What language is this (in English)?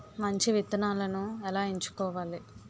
Telugu